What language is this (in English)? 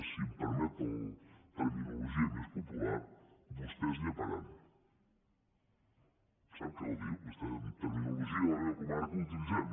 Catalan